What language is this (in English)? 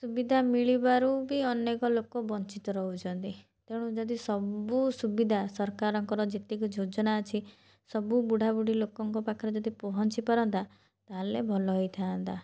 Odia